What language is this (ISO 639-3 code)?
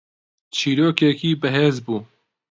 ckb